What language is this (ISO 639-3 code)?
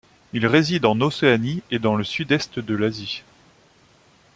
fra